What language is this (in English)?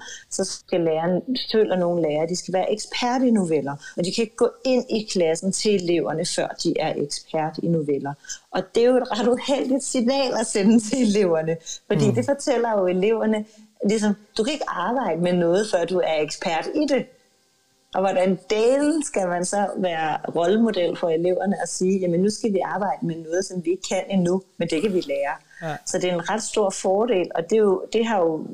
Danish